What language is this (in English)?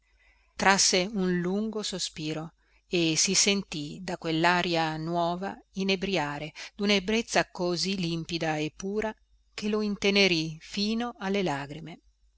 Italian